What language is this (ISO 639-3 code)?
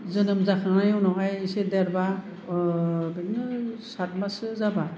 brx